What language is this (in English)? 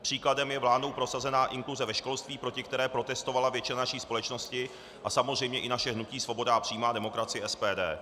Czech